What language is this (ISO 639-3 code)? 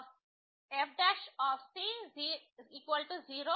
tel